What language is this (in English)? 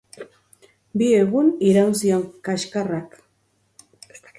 Basque